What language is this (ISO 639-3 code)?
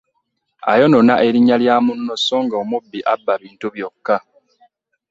lug